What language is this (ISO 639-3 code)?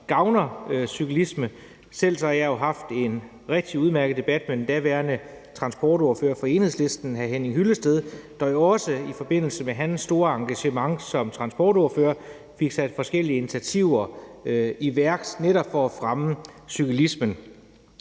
dan